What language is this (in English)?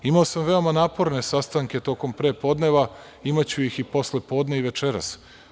Serbian